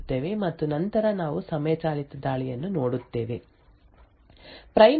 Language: Kannada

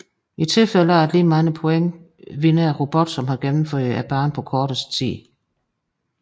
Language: Danish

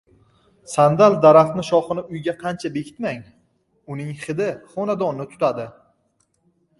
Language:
Uzbek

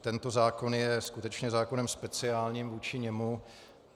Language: Czech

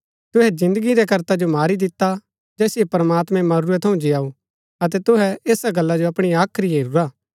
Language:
Gaddi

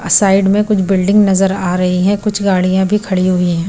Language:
Hindi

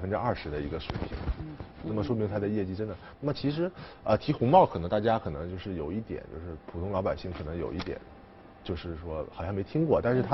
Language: Chinese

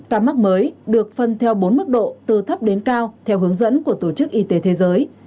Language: Vietnamese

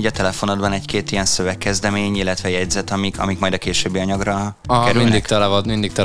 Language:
Hungarian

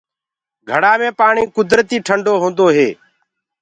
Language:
Gurgula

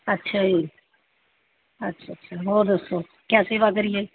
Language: Punjabi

